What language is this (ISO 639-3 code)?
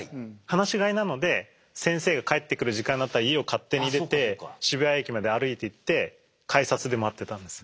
jpn